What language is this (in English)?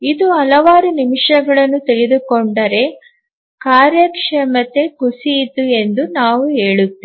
Kannada